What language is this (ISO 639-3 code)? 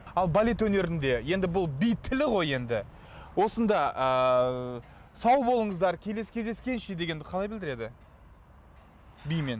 kaz